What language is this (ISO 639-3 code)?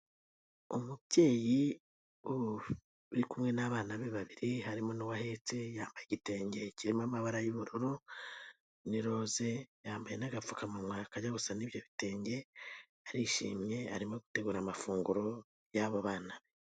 kin